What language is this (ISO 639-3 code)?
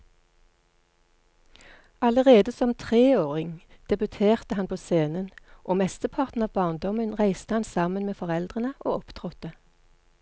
nor